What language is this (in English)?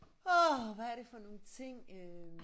Danish